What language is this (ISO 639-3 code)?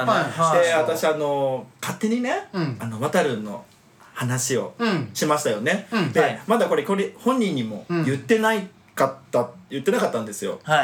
jpn